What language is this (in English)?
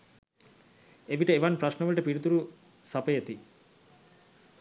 Sinhala